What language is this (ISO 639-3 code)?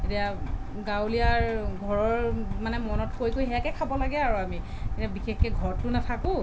asm